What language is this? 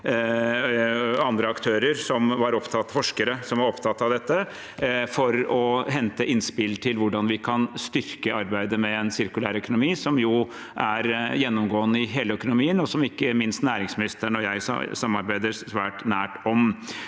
Norwegian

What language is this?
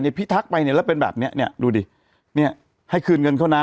Thai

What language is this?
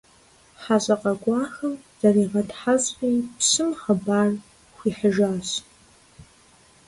Kabardian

